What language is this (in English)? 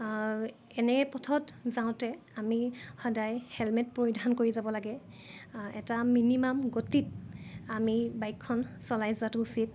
Assamese